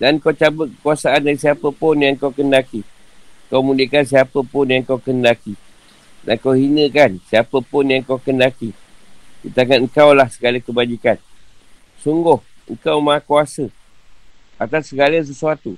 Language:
Malay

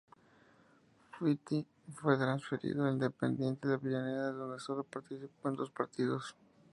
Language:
Spanish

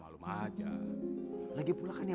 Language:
Indonesian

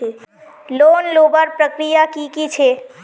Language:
Magahi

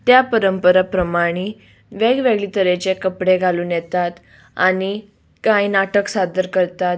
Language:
Konkani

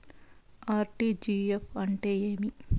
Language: Telugu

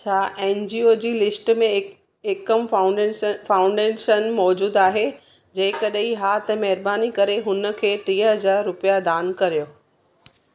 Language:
Sindhi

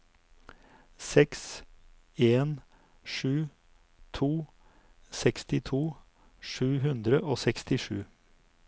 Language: Norwegian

